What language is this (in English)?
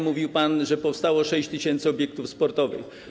Polish